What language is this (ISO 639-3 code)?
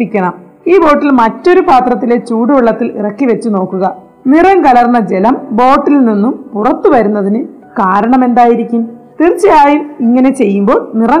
mal